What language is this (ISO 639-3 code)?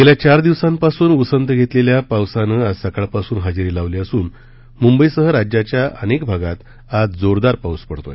mar